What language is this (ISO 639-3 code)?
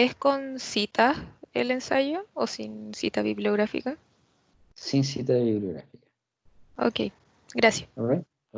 spa